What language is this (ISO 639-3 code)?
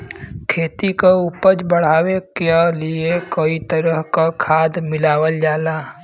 bho